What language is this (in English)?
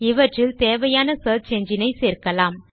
Tamil